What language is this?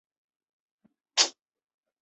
Chinese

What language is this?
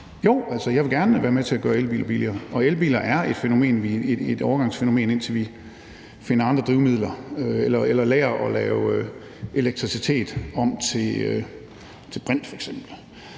Danish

